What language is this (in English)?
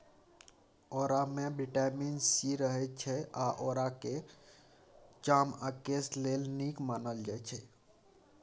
Maithili